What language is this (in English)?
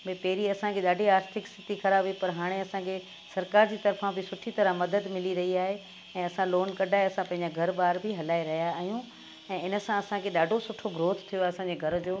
Sindhi